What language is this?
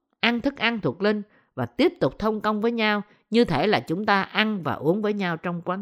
Vietnamese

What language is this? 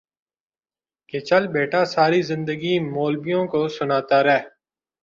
Urdu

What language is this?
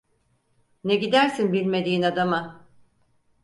Turkish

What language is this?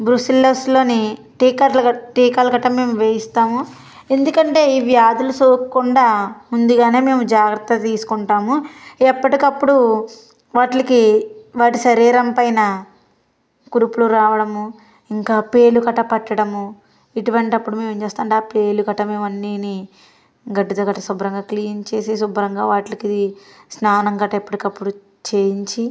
Telugu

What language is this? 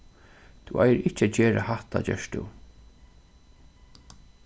Faroese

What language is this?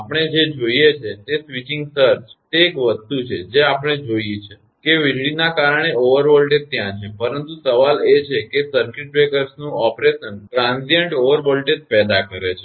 Gujarati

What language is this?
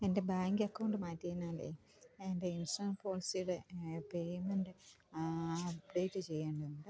Malayalam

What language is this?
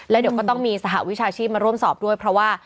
Thai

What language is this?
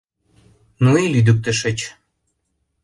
Mari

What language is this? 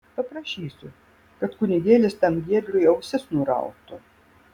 Lithuanian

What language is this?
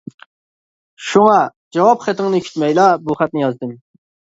Uyghur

